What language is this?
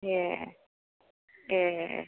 Bodo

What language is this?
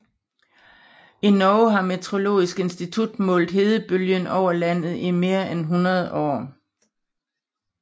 Danish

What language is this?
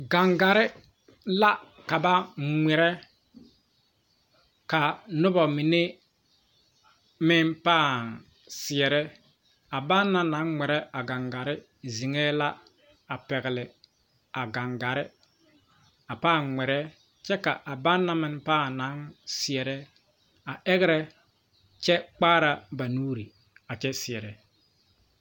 Southern Dagaare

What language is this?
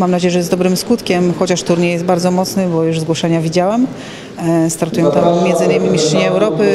Polish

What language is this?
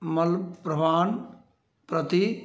Dogri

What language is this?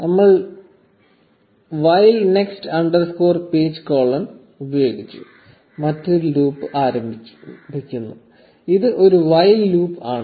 Malayalam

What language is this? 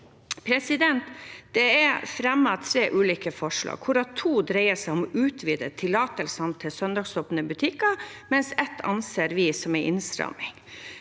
Norwegian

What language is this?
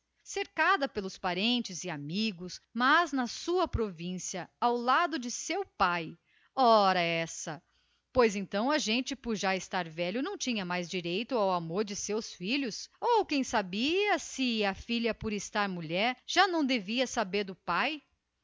Portuguese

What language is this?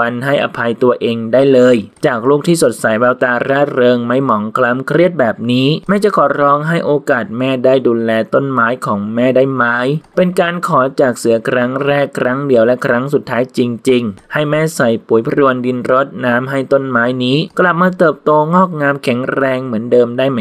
Thai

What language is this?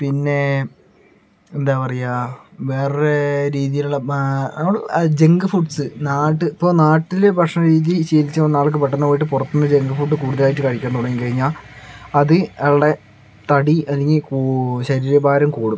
Malayalam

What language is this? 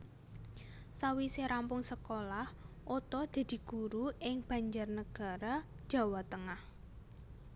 Javanese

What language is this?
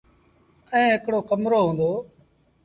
Sindhi Bhil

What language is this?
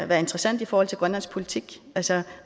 Danish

